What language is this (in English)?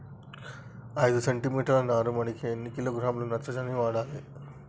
Telugu